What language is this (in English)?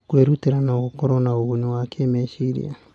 Kikuyu